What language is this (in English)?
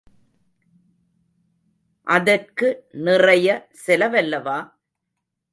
Tamil